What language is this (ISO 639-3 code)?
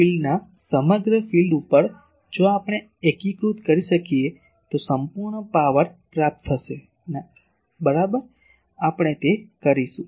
guj